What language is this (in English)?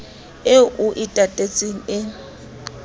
Southern Sotho